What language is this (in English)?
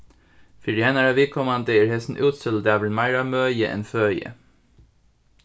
Faroese